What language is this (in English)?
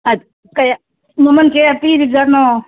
Manipuri